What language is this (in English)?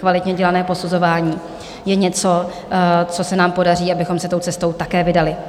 Czech